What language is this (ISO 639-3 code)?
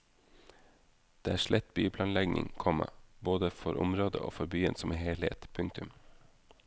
nor